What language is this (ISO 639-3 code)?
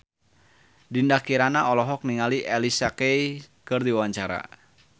sun